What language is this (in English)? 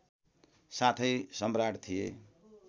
Nepali